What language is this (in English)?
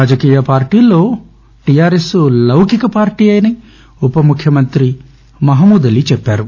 Telugu